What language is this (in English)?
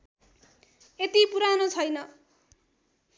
Nepali